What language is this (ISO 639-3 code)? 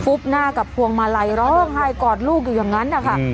tha